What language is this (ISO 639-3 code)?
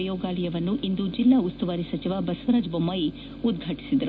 kan